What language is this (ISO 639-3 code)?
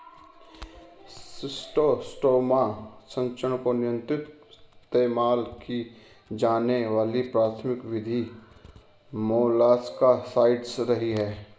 hin